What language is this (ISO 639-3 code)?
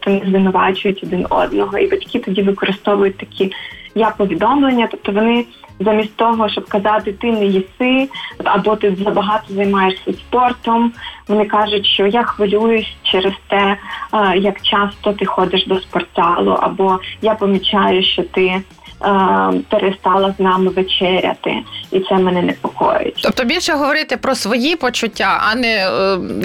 ukr